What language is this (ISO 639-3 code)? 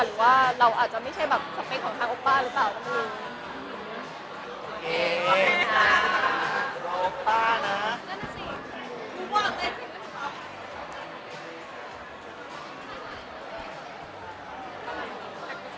tha